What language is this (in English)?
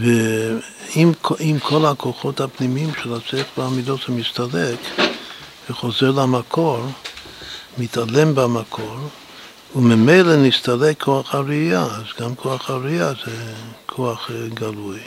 Hebrew